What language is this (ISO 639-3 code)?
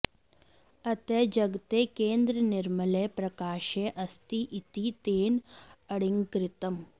san